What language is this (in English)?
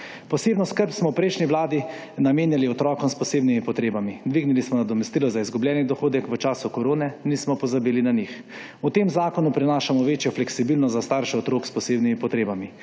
Slovenian